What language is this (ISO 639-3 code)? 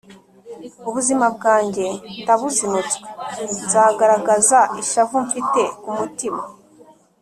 kin